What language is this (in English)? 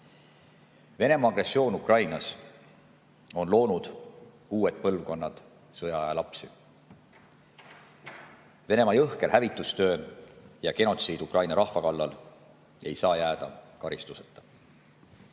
Estonian